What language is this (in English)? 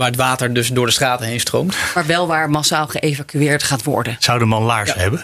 Dutch